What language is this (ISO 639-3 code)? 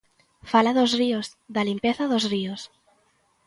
glg